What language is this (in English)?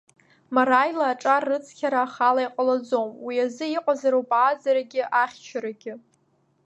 Abkhazian